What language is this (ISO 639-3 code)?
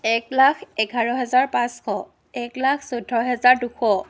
asm